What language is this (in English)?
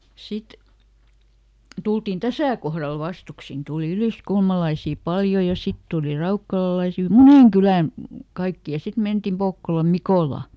Finnish